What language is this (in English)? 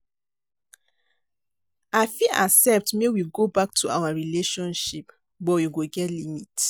Nigerian Pidgin